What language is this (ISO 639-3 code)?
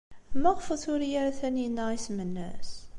kab